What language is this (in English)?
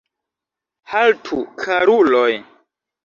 Esperanto